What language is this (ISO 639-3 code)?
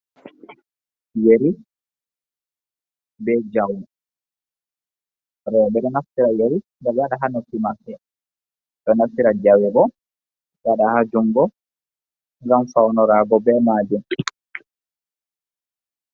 ful